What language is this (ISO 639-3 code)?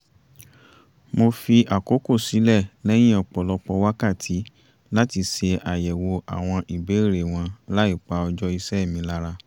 yor